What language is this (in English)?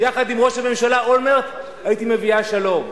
Hebrew